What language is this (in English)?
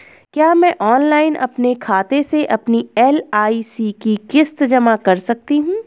Hindi